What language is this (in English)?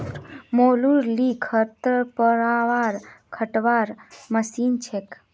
Magahi